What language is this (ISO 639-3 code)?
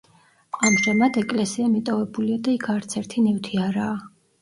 kat